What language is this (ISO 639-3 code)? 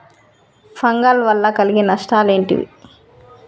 tel